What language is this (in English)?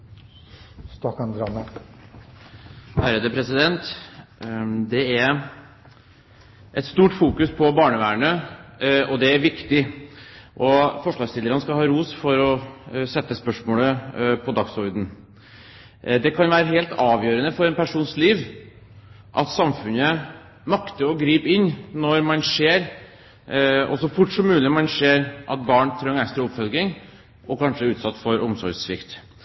Norwegian Bokmål